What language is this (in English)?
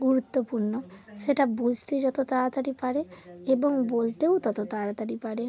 Bangla